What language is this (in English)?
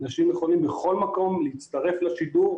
Hebrew